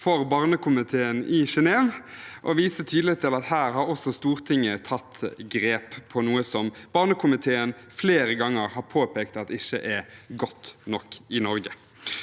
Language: Norwegian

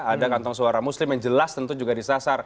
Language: Indonesian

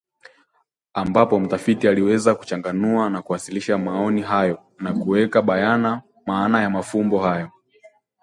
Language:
Swahili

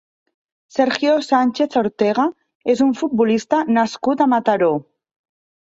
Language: Catalan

